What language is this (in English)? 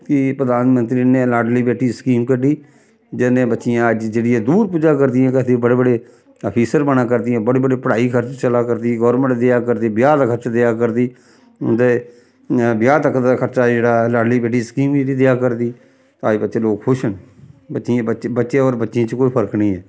Dogri